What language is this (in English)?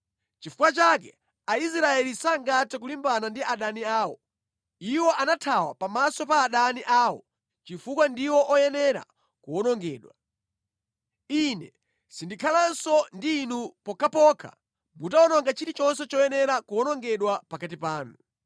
Nyanja